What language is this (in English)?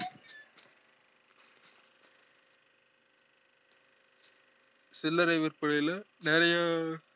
Tamil